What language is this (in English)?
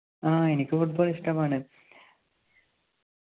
Malayalam